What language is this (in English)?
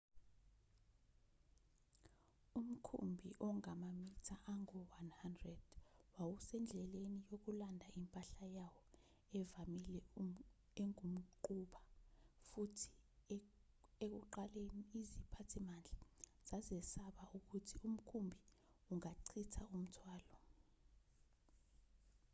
Zulu